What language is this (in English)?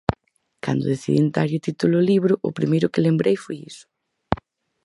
Galician